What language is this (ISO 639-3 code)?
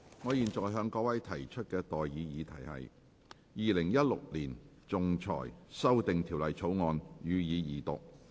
yue